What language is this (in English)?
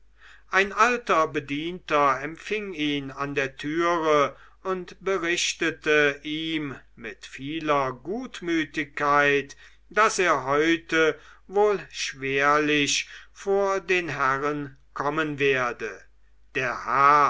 German